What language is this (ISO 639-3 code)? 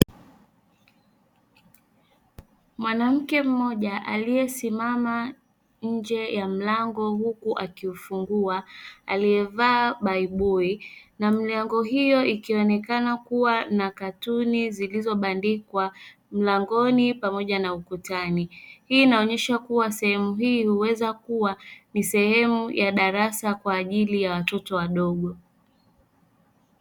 swa